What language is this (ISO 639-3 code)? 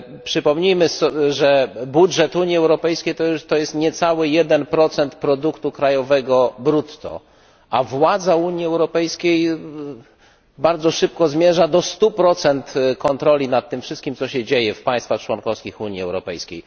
pol